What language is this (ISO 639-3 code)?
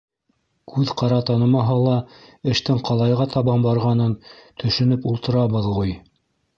bak